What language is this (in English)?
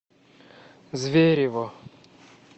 Russian